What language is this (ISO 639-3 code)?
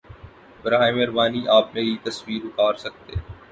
urd